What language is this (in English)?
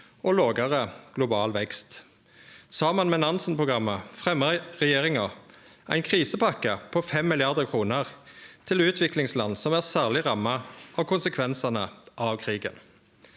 Norwegian